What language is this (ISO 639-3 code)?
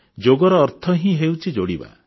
ori